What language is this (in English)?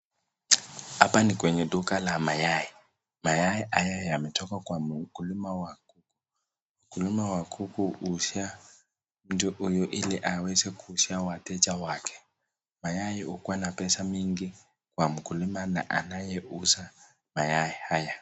Swahili